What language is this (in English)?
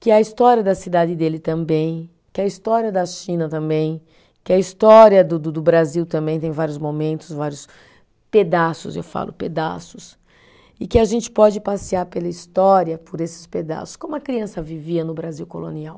Portuguese